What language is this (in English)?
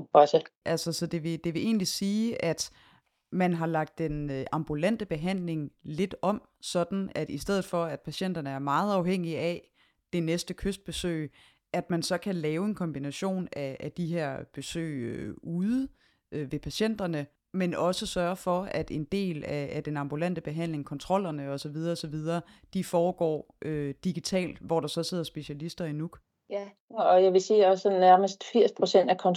Danish